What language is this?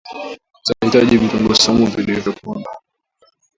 Swahili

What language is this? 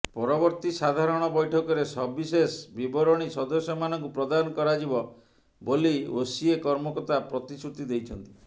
Odia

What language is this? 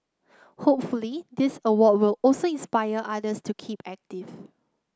English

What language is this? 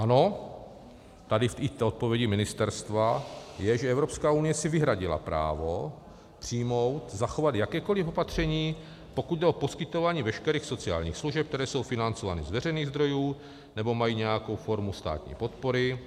Czech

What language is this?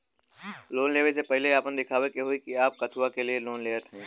Bhojpuri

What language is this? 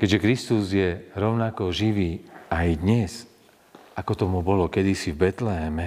Slovak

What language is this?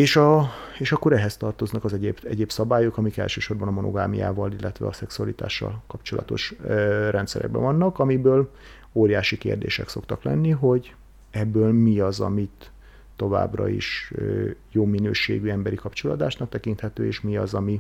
Hungarian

